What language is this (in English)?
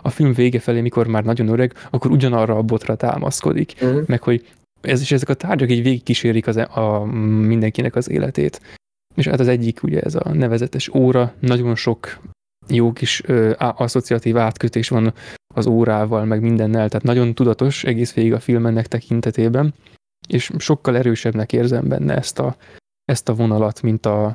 Hungarian